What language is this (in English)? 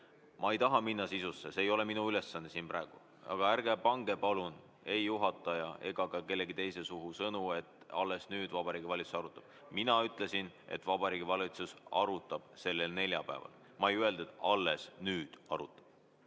Estonian